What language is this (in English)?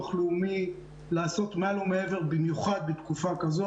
Hebrew